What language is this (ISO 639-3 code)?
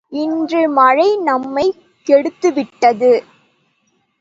tam